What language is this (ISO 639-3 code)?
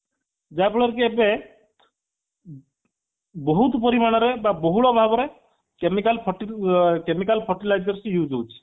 ori